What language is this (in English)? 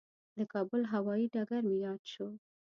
Pashto